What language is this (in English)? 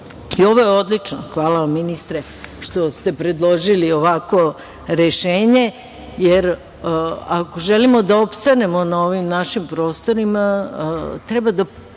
Serbian